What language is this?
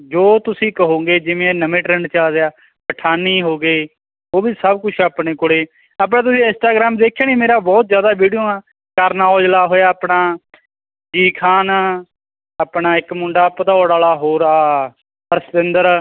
Punjabi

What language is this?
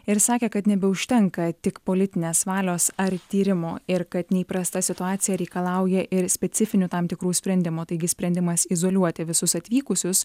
Lithuanian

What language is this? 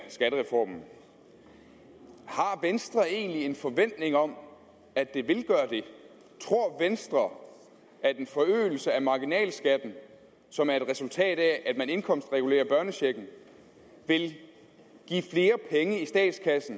Danish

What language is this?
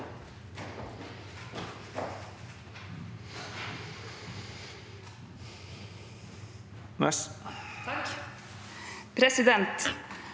Norwegian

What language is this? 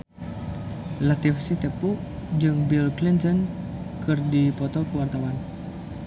Sundanese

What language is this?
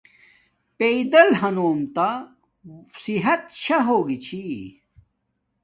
Domaaki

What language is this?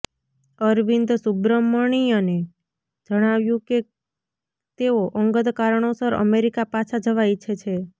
Gujarati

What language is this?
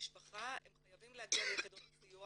Hebrew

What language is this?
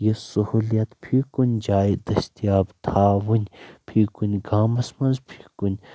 Kashmiri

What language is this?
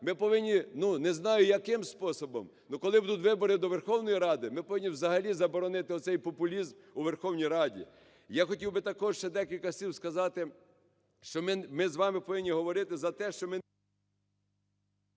Ukrainian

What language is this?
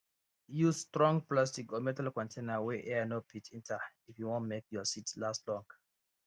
Nigerian Pidgin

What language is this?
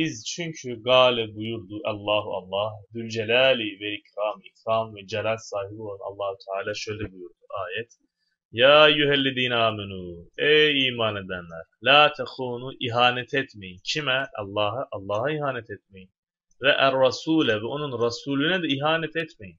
Turkish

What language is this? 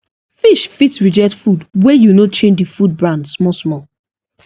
Nigerian Pidgin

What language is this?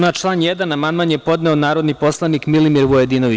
Serbian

